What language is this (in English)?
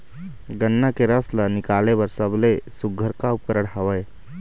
Chhattisgarhi